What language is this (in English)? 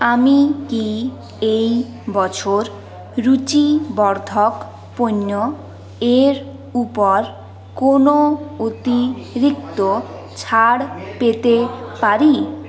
Bangla